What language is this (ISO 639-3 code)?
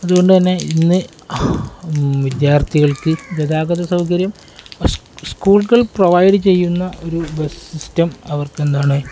mal